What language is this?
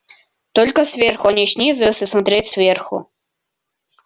Russian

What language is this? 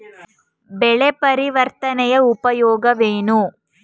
Kannada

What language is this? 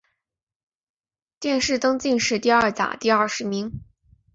Chinese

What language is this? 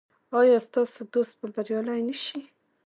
Pashto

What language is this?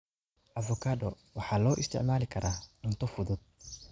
Somali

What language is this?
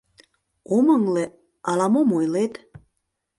Mari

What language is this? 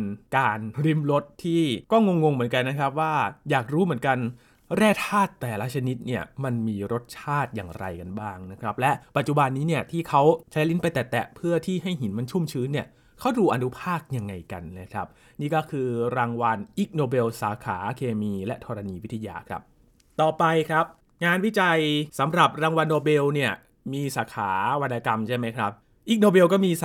Thai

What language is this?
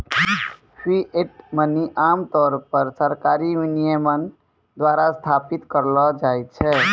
Maithili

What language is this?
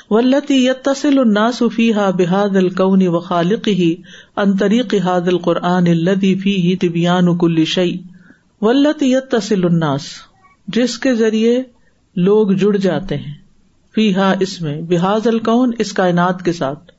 Urdu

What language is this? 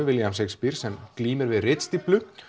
Icelandic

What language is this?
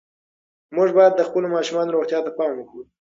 Pashto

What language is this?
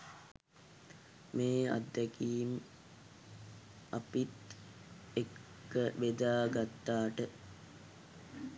Sinhala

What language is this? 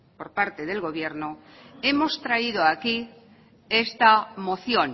Spanish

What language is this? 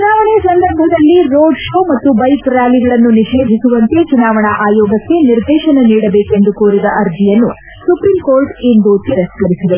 Kannada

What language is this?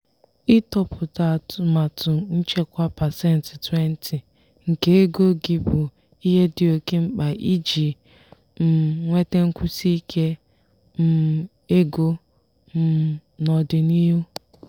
Igbo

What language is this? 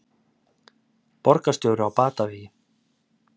Icelandic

